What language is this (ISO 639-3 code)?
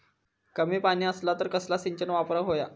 mar